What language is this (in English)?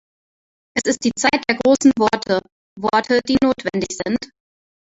German